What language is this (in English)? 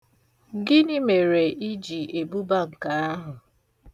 Igbo